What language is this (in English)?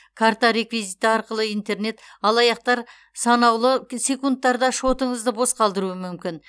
Kazakh